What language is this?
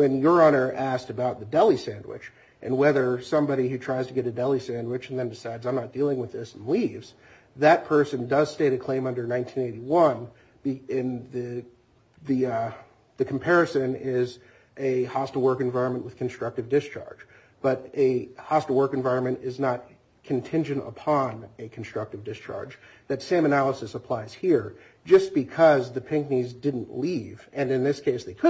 English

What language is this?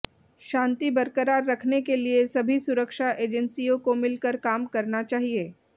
Hindi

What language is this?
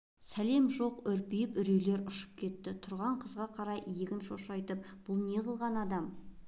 Kazakh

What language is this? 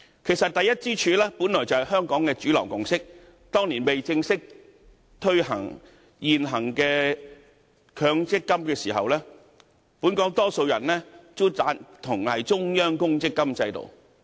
Cantonese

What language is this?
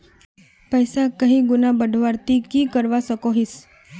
Magahi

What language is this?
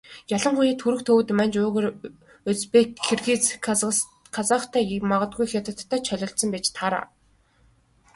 Mongolian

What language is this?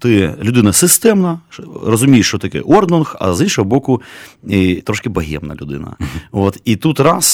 Ukrainian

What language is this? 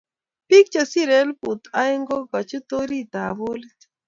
Kalenjin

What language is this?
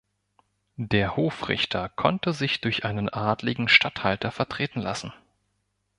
German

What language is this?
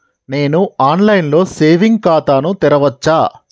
Telugu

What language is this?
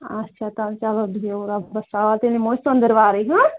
Kashmiri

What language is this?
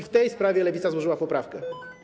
Polish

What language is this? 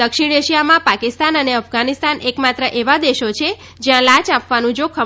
Gujarati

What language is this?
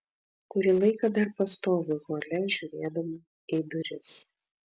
Lithuanian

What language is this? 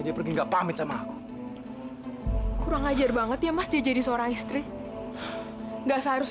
Indonesian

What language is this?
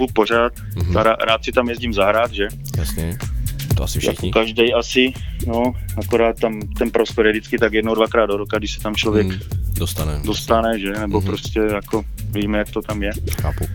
Czech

